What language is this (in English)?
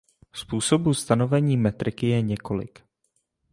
Czech